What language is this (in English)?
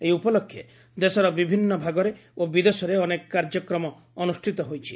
Odia